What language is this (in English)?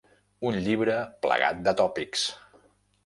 Catalan